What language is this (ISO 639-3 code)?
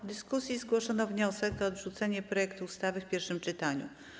pol